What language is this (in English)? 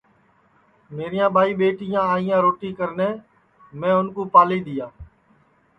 Sansi